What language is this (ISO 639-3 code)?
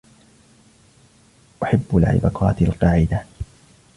ara